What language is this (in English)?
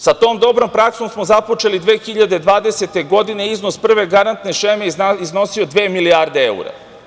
Serbian